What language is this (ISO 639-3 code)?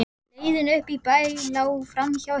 isl